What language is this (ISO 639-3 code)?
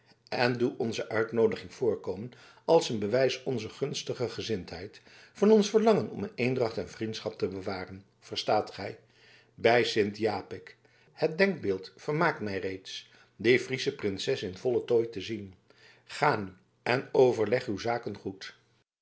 nld